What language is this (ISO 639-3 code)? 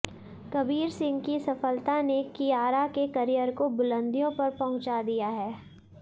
hin